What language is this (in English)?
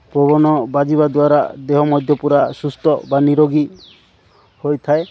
Odia